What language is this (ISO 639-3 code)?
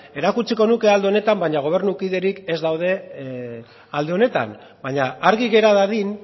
eus